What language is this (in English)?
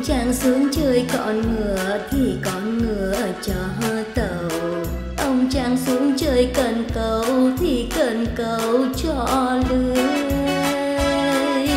Vietnamese